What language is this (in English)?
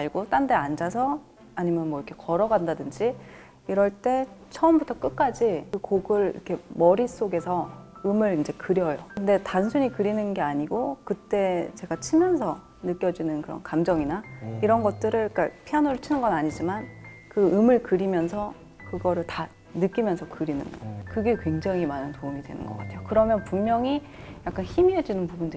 Korean